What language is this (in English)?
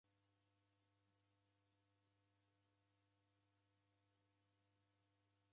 Taita